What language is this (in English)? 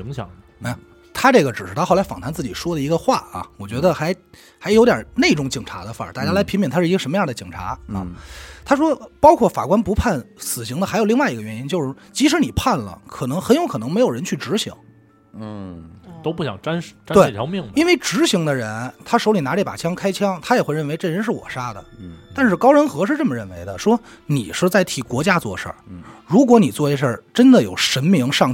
Chinese